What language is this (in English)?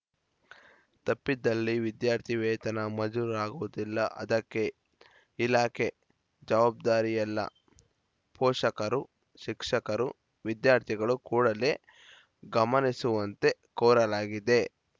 Kannada